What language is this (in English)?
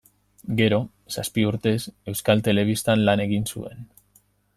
Basque